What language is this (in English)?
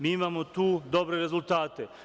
Serbian